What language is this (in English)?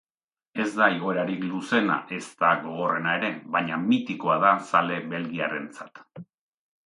Basque